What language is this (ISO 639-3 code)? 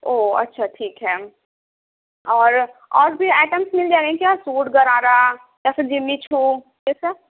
urd